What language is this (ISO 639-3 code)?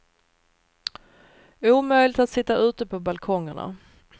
swe